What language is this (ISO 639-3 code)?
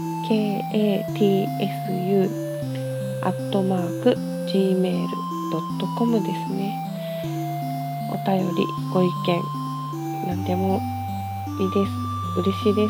jpn